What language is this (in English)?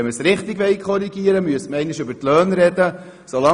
Swiss German